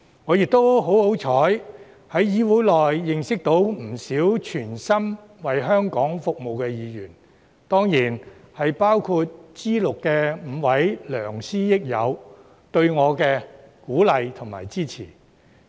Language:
Cantonese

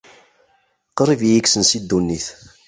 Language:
Kabyle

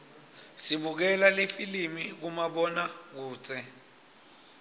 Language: Swati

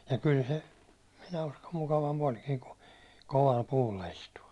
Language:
Finnish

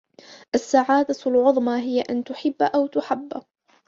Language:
Arabic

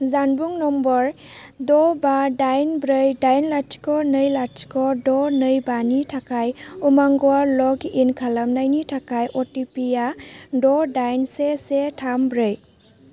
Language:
Bodo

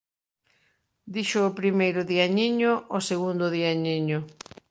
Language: Galician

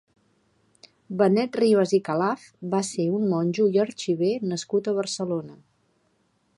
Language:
Catalan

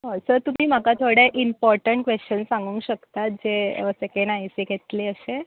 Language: Konkani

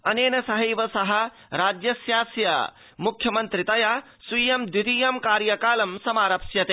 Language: Sanskrit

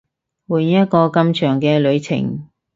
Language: Cantonese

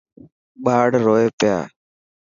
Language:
Dhatki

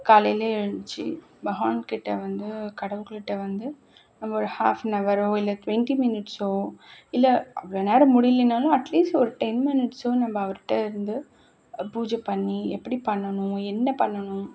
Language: Tamil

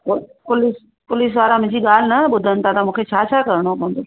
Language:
Sindhi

